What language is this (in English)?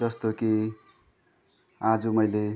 Nepali